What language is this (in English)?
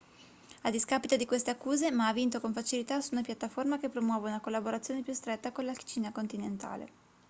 Italian